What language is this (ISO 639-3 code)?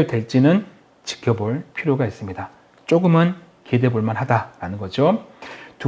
kor